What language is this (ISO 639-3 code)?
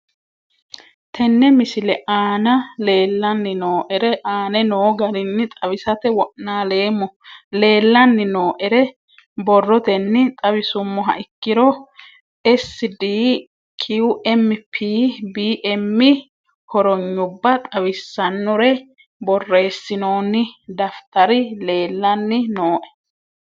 sid